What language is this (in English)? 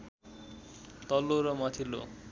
Nepali